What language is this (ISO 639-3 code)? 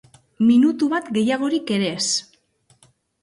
eus